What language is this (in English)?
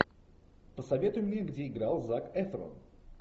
Russian